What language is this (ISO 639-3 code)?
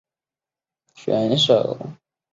zho